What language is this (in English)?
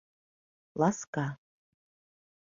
Mari